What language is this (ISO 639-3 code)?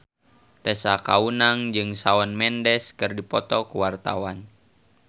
sun